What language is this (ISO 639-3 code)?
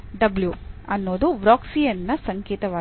kan